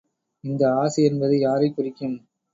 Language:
Tamil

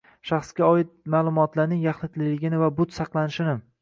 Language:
Uzbek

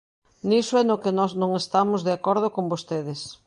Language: Galician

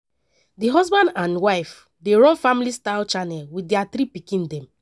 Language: Nigerian Pidgin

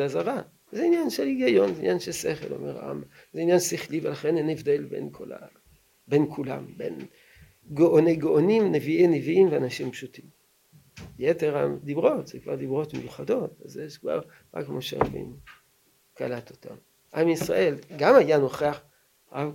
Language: Hebrew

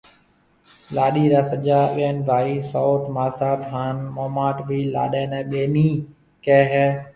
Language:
Marwari (Pakistan)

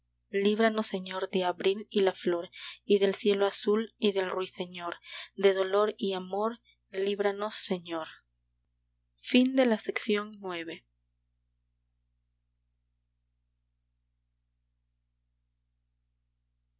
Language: Spanish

